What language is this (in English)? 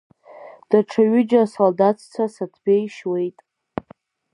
Abkhazian